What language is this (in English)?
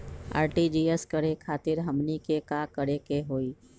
Magahi